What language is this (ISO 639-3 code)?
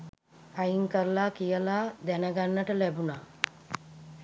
sin